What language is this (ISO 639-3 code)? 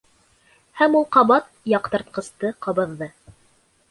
bak